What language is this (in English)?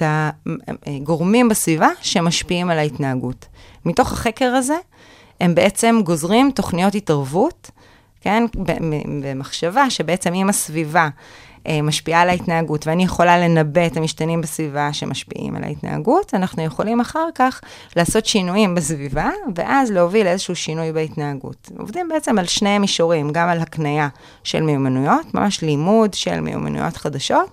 Hebrew